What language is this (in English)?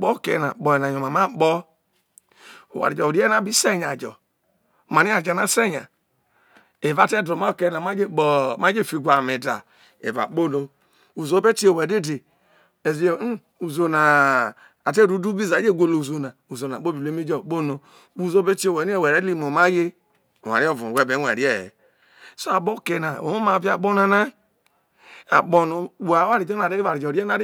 Isoko